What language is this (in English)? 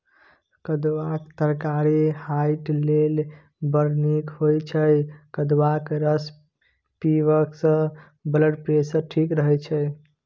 Maithili